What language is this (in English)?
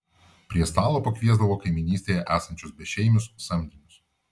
Lithuanian